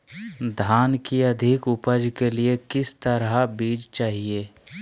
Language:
Magahi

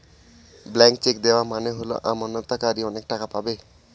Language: Bangla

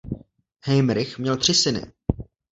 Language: Czech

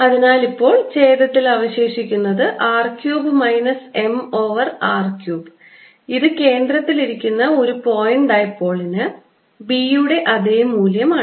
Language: Malayalam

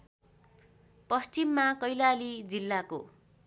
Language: Nepali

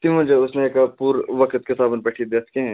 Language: Kashmiri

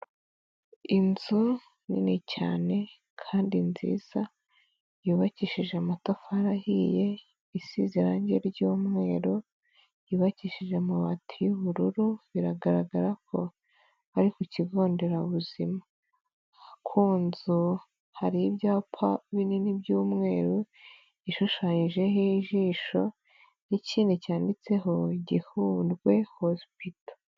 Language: Kinyarwanda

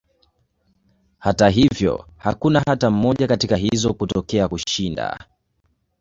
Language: Swahili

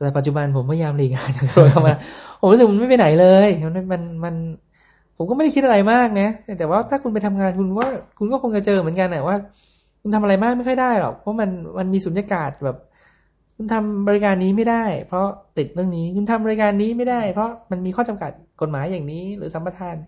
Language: Thai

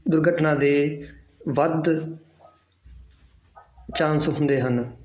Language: Punjabi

